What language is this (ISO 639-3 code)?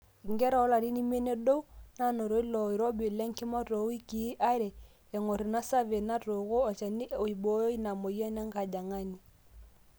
mas